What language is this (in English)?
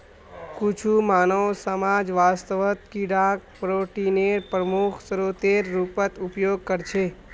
Magahi